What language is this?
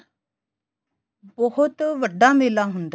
Punjabi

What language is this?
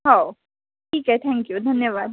Marathi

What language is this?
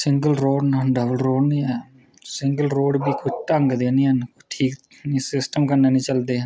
Dogri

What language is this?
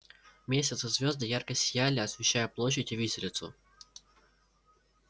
Russian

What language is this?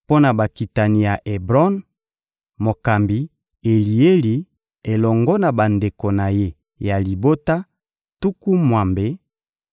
Lingala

